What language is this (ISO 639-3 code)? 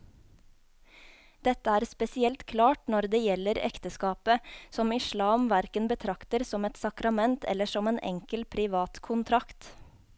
nor